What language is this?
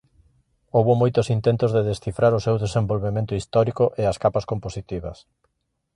Galician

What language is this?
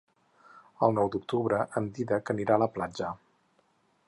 Catalan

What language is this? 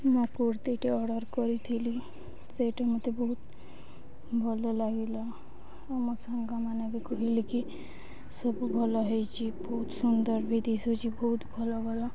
Odia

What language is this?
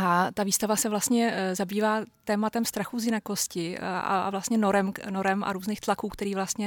Czech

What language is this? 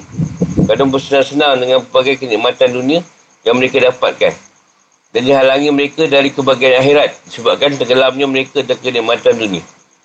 Malay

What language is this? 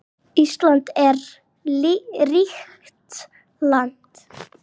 Icelandic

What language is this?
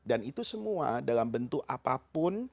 Indonesian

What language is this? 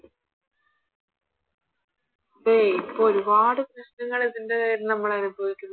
Malayalam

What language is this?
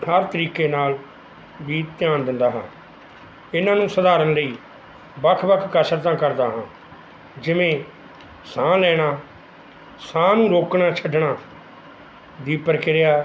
Punjabi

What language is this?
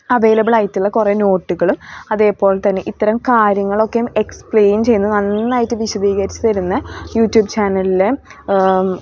Malayalam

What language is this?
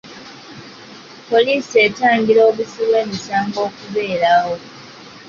Ganda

